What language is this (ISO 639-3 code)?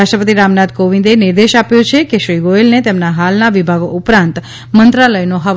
guj